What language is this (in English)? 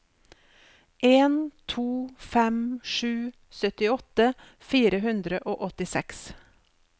Norwegian